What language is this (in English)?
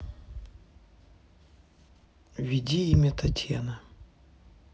Russian